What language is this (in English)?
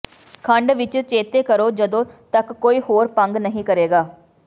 Punjabi